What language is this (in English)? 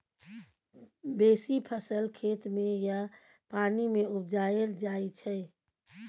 Maithili